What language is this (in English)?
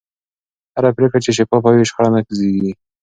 Pashto